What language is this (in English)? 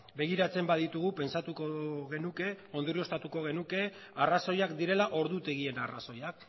Basque